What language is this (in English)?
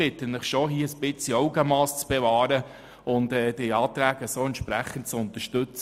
Swiss German